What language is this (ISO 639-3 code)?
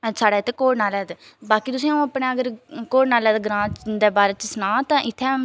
doi